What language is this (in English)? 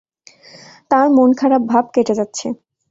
Bangla